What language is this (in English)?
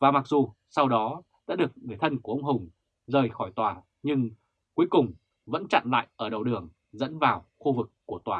Vietnamese